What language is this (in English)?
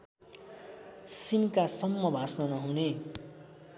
Nepali